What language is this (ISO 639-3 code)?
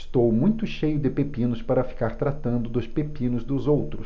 por